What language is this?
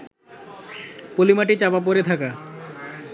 Bangla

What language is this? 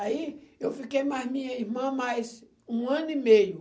Portuguese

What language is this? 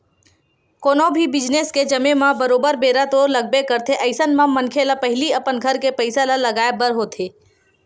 Chhattisgarhi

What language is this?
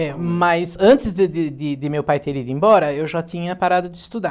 Portuguese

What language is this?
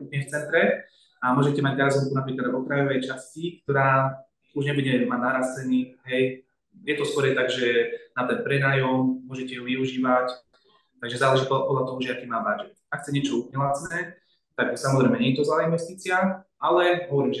Slovak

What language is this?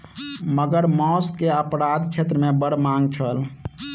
Maithili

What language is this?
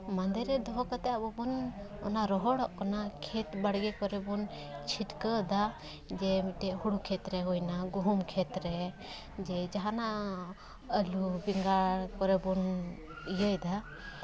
Santali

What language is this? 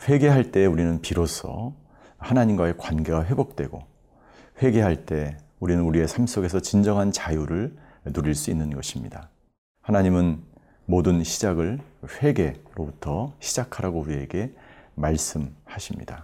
Korean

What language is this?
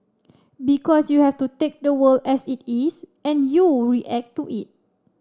English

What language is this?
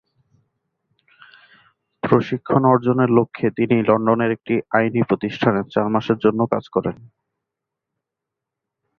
Bangla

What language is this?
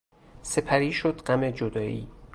Persian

